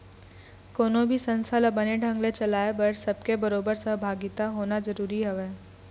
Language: Chhattisgarhi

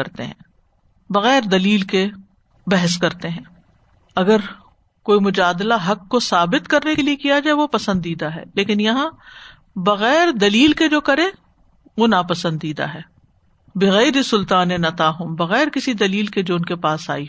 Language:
Urdu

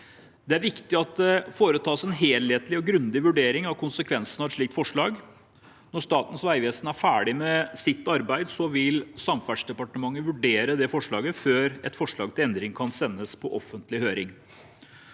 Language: Norwegian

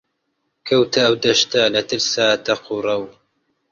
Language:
Central Kurdish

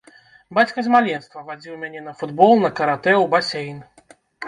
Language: Belarusian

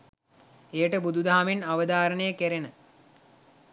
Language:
Sinhala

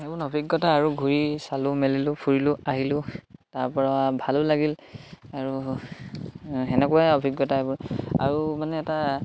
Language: Assamese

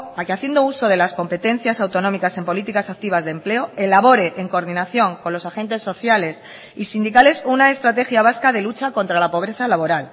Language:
Spanish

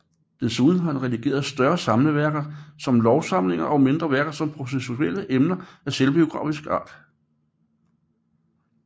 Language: Danish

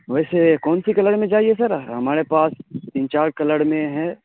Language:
Urdu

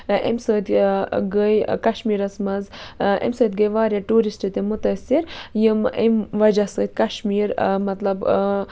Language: Kashmiri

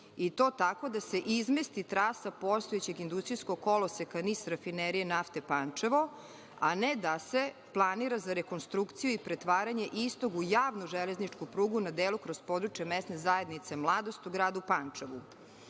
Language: Serbian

